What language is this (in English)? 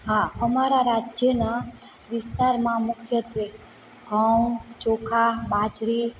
Gujarati